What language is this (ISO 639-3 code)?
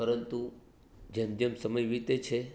guj